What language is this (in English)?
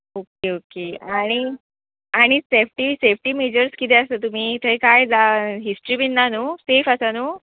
Konkani